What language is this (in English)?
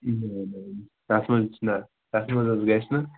Kashmiri